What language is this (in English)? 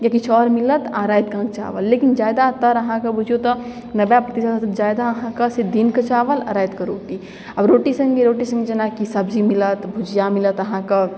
Maithili